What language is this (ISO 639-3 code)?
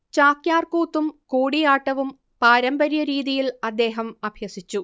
mal